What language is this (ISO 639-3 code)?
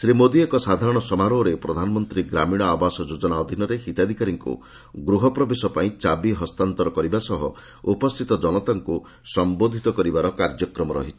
ori